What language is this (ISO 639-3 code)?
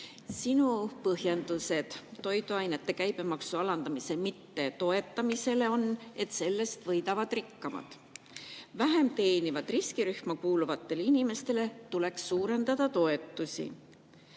est